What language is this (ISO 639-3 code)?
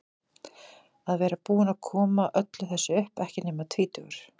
isl